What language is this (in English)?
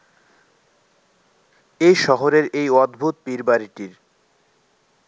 Bangla